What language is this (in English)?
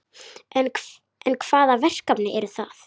Icelandic